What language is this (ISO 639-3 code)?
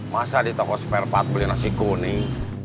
ind